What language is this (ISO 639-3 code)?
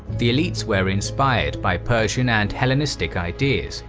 eng